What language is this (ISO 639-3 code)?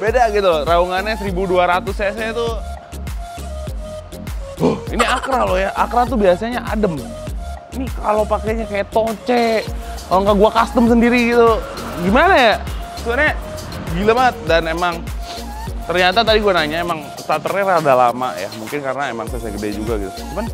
ind